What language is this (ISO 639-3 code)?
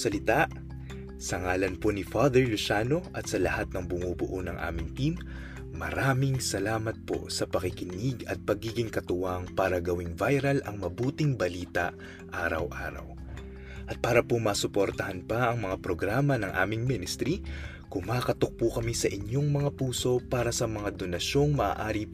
fil